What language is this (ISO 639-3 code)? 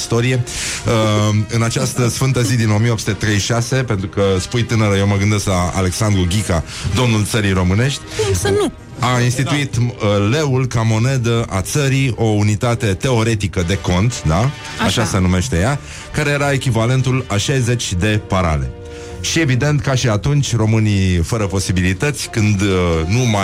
ron